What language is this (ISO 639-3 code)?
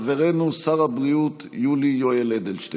heb